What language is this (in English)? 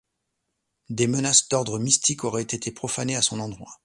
French